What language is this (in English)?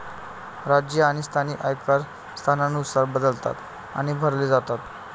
Marathi